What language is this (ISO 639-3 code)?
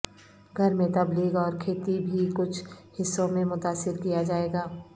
urd